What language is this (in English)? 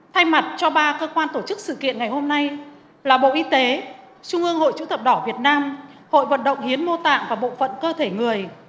Vietnamese